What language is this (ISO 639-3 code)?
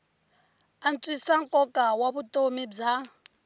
tso